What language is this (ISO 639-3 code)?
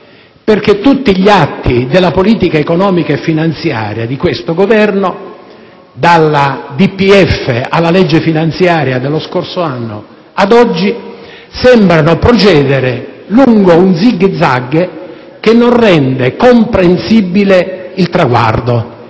ita